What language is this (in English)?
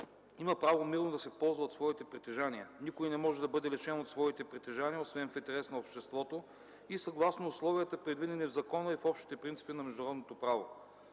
Bulgarian